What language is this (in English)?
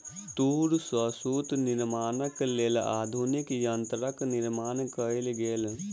Maithili